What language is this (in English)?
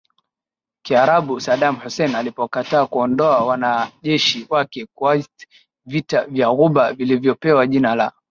Swahili